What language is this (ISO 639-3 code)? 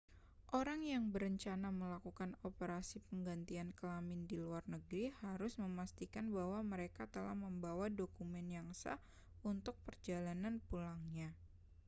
ind